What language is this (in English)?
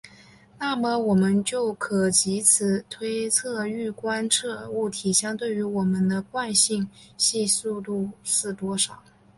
Chinese